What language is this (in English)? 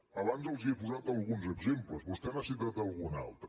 Catalan